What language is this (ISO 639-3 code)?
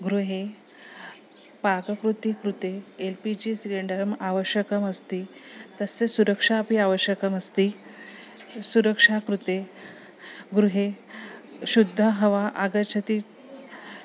san